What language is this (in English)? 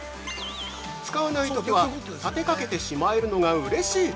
Japanese